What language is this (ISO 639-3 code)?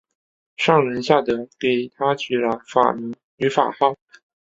zho